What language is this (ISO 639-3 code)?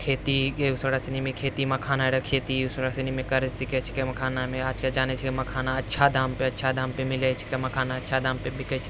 mai